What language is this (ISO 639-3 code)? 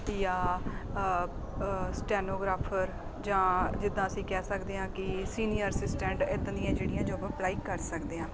pan